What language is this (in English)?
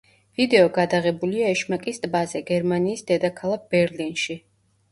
Georgian